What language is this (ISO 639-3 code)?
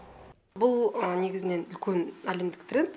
kaz